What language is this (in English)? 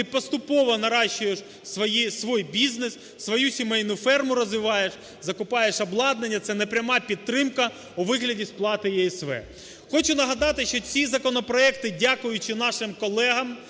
Ukrainian